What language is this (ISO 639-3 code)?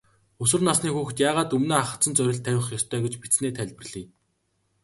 mon